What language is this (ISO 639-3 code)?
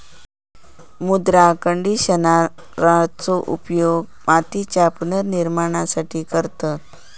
mar